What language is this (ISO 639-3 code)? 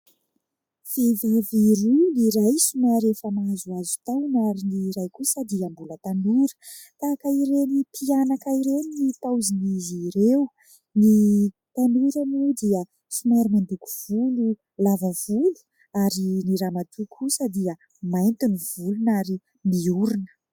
mlg